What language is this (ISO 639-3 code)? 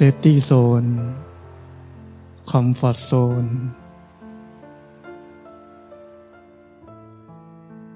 tha